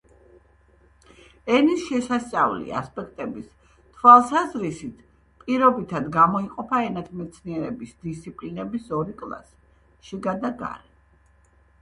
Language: Georgian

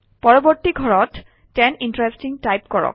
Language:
Assamese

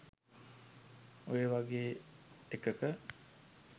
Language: Sinhala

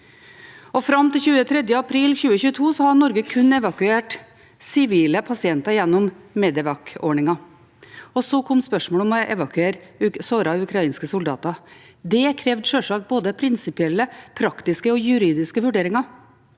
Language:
Norwegian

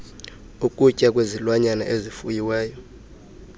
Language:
Xhosa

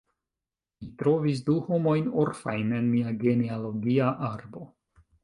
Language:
Esperanto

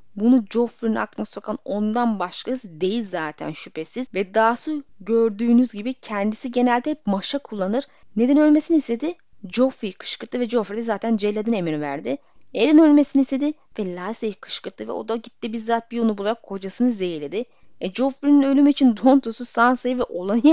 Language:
Turkish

